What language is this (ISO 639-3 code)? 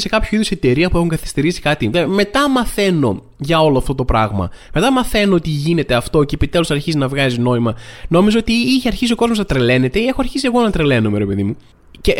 ell